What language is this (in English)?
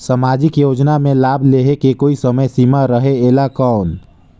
Chhattisgarhi